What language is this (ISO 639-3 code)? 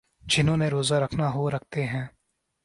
urd